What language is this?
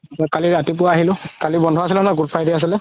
Assamese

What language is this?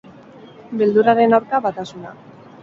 Basque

